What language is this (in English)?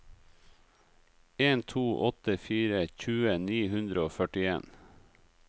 Norwegian